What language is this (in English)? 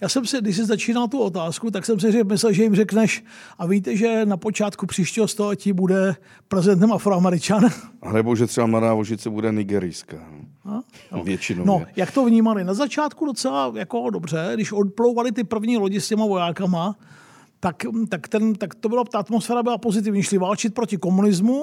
Czech